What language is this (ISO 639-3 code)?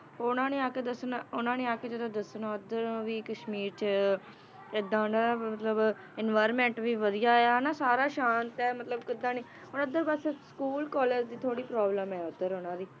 pan